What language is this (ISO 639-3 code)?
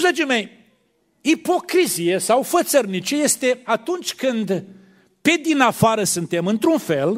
ron